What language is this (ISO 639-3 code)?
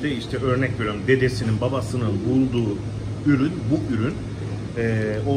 tur